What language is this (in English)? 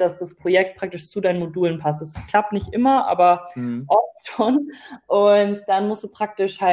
German